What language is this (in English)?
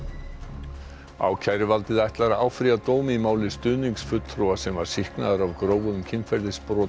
Icelandic